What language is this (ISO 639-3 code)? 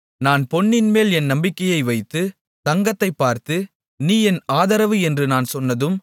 tam